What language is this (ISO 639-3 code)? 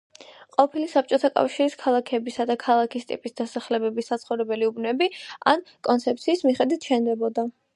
kat